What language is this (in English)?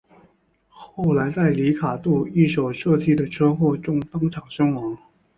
Chinese